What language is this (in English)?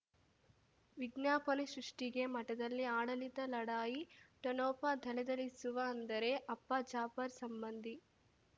Kannada